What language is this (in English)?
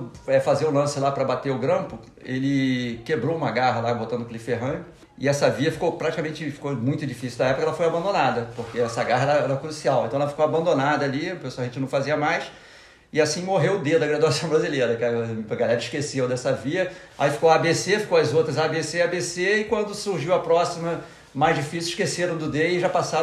Portuguese